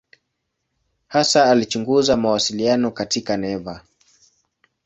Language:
Swahili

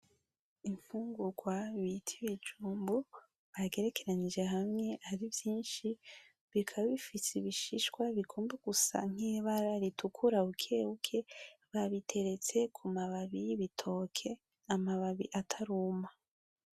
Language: Rundi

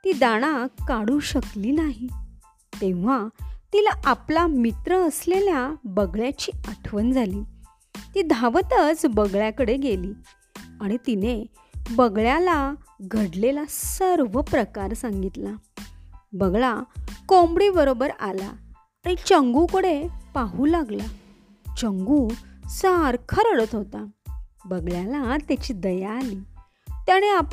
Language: Marathi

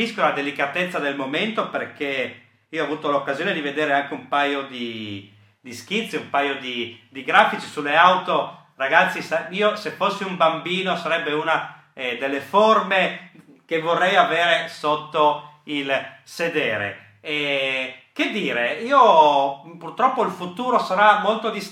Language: Italian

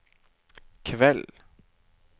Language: Norwegian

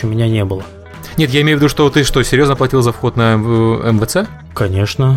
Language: Russian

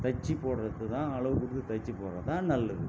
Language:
Tamil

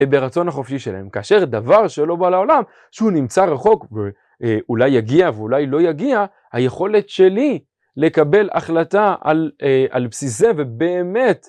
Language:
Hebrew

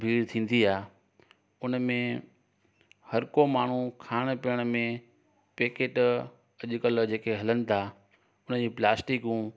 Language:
Sindhi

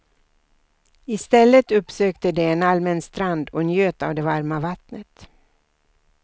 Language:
Swedish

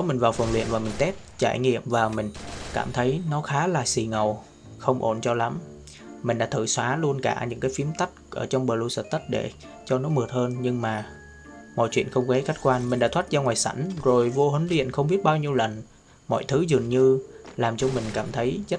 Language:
Vietnamese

